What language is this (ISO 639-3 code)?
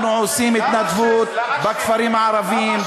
heb